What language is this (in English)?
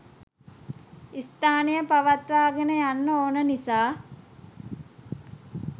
Sinhala